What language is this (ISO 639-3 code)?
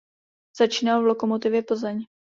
ces